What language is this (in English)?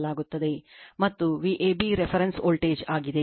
Kannada